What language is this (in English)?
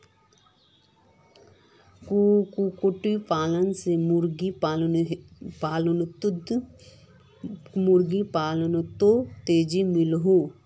Magahi